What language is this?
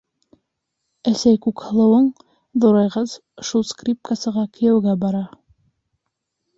Bashkir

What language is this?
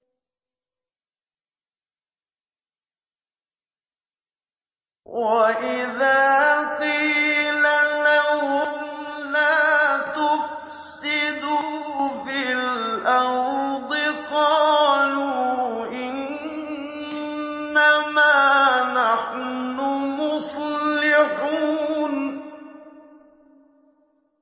Arabic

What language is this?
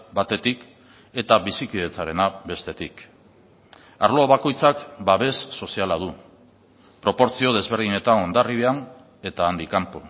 Basque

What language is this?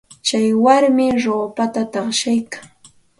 Santa Ana de Tusi Pasco Quechua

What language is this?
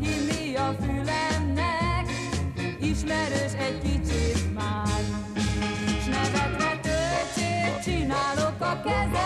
Hungarian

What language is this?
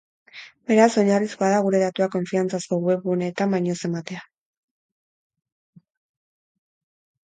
Basque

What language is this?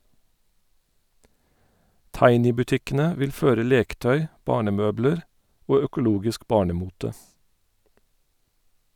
Norwegian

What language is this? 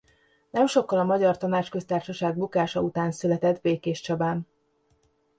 Hungarian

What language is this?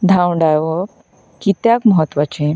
Konkani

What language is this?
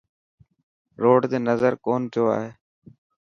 Dhatki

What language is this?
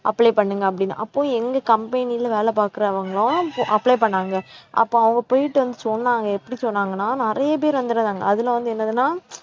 Tamil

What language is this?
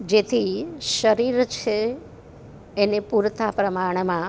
Gujarati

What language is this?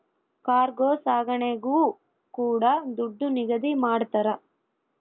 Kannada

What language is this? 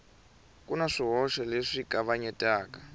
Tsonga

